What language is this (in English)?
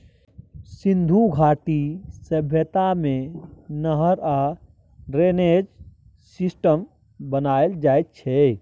Maithili